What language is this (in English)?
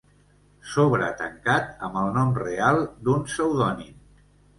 Catalan